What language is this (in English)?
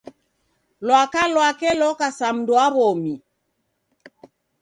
Taita